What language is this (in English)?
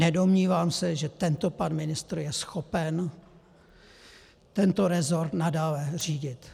Czech